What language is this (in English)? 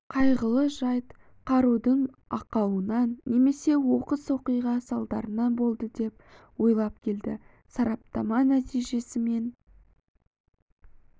Kazakh